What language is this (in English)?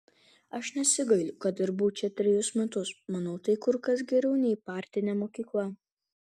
Lithuanian